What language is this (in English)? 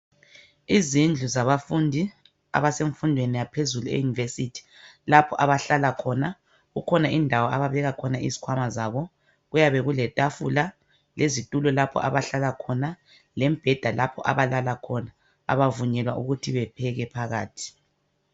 North Ndebele